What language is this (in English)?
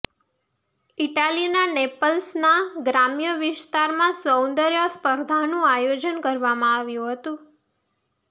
Gujarati